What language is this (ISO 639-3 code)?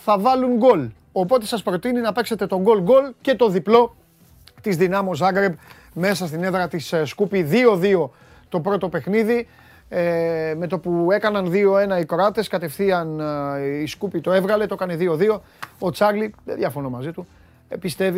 ell